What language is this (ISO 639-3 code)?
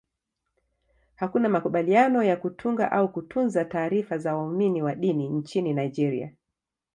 swa